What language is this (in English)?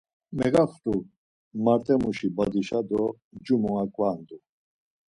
Laz